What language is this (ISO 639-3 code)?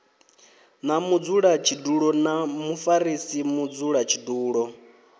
ven